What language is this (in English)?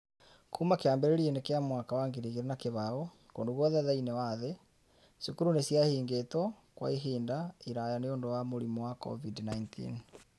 Kikuyu